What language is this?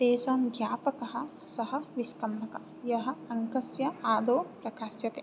Sanskrit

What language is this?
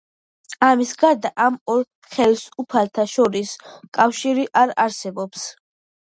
Georgian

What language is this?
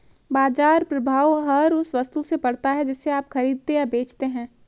Hindi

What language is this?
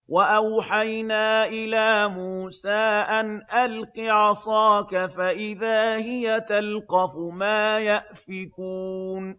Arabic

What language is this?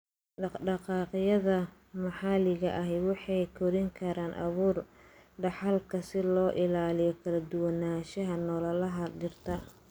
Somali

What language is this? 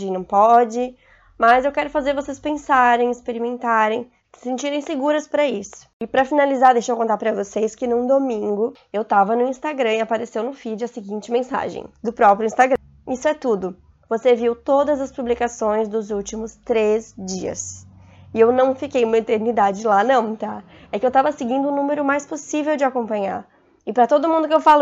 Portuguese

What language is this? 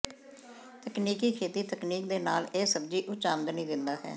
Punjabi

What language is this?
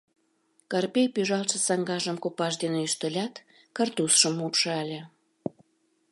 Mari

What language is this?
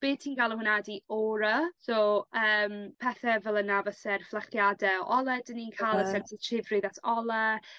Welsh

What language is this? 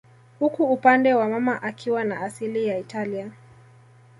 Swahili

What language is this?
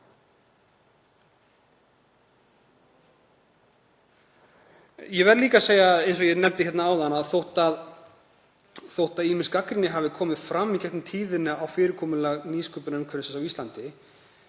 Icelandic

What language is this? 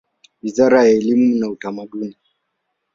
Swahili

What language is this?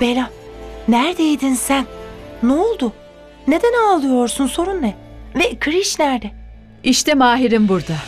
Turkish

